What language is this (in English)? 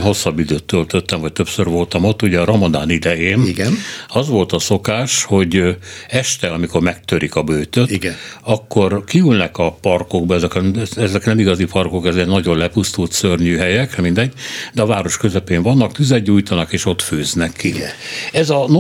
Hungarian